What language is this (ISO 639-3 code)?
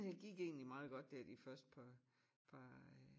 dan